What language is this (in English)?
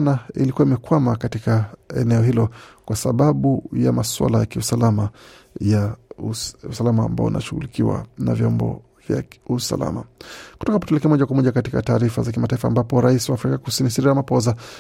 Swahili